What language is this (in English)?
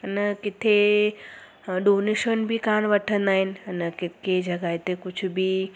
Sindhi